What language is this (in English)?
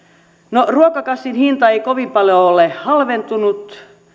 Finnish